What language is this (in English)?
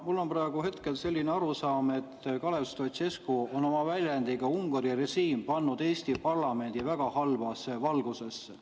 Estonian